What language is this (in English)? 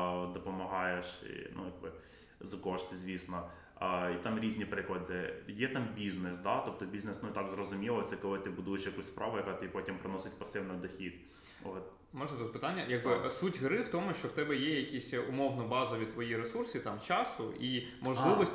Ukrainian